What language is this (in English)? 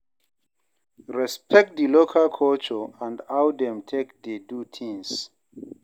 Nigerian Pidgin